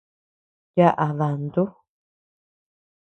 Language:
Tepeuxila Cuicatec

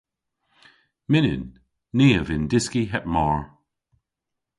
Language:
Cornish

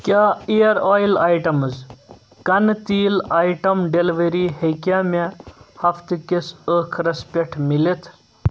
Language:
Kashmiri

